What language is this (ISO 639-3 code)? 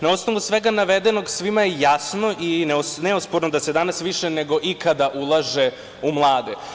srp